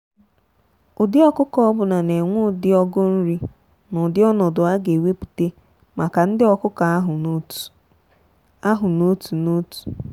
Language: Igbo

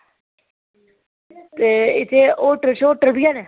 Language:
Dogri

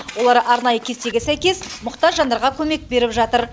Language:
Kazakh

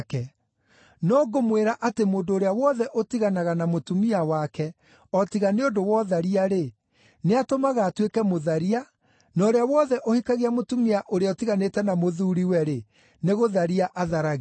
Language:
Kikuyu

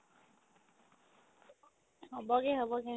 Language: Assamese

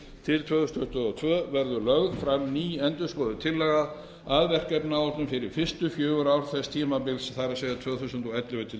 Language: Icelandic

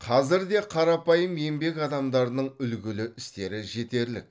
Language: Kazakh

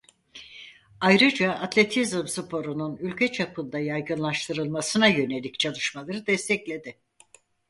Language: Turkish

